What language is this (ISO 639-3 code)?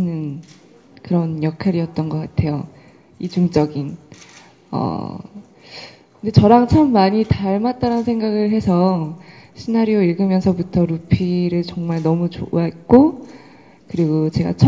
kor